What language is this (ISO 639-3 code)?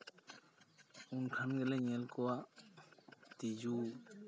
sat